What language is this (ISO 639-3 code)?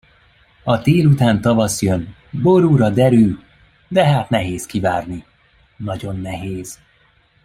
hun